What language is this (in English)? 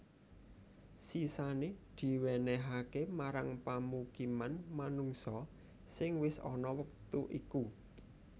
Javanese